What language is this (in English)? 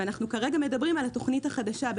Hebrew